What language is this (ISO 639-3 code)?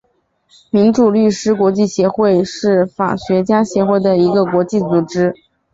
zho